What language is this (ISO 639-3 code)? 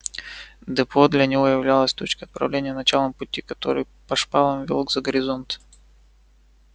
rus